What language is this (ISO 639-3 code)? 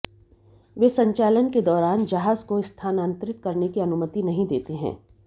hin